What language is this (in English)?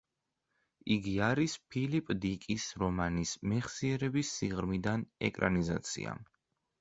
Georgian